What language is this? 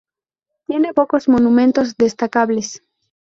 Spanish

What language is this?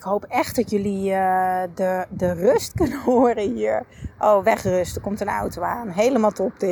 Dutch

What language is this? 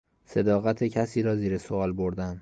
Persian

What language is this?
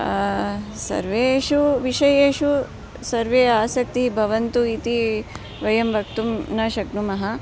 Sanskrit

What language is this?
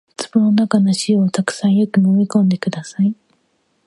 Japanese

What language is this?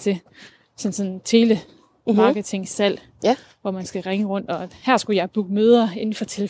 Danish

